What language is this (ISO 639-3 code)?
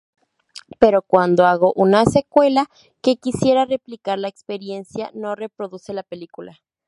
spa